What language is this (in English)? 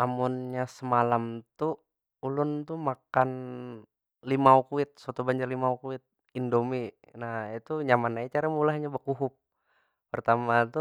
Banjar